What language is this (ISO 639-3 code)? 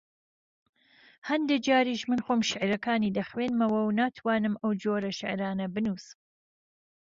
ckb